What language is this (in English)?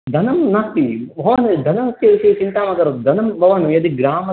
Sanskrit